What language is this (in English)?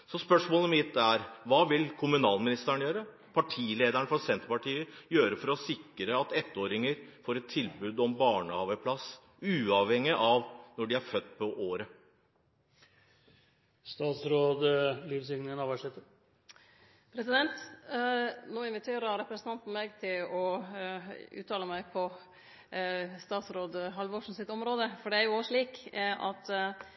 Norwegian